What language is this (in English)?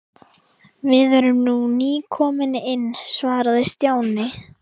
Icelandic